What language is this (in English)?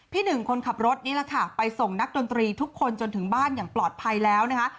Thai